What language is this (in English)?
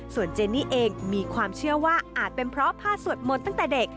Thai